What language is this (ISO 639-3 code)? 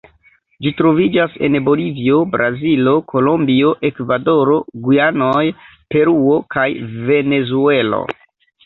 epo